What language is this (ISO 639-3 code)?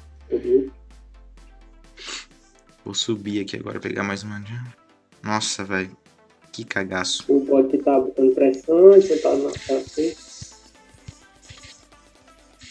por